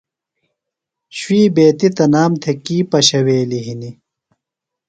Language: Phalura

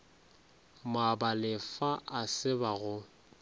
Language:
Northern Sotho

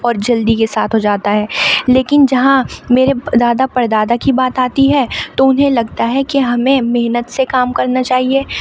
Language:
Urdu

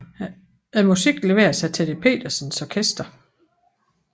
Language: Danish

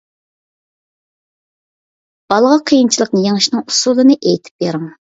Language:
Uyghur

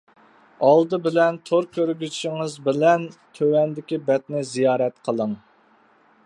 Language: Uyghur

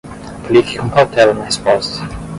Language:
Portuguese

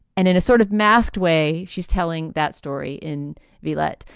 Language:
English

